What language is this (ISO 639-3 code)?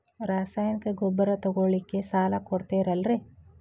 kan